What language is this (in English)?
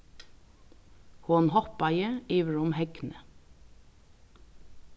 Faroese